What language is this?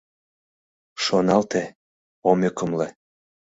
Mari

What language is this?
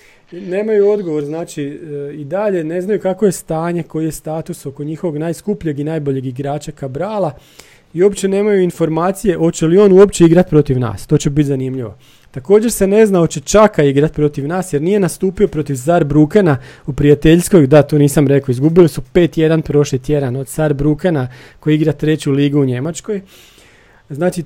Croatian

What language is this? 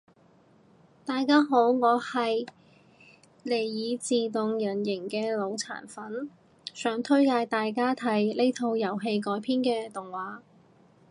Cantonese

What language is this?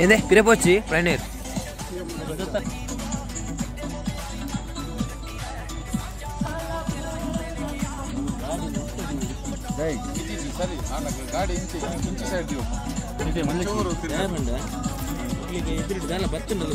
Arabic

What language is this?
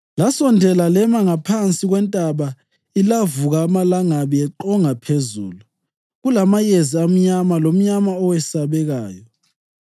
North Ndebele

